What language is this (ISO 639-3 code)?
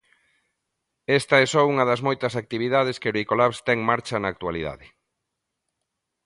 glg